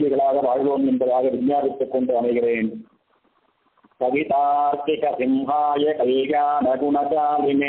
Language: Arabic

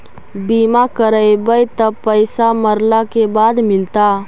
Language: Magahi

